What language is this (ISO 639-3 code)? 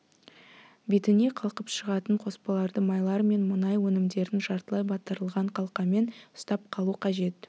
kaz